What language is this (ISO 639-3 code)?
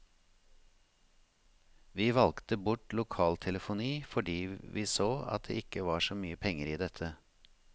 nor